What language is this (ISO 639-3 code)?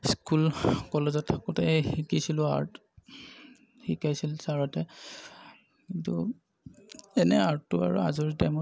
asm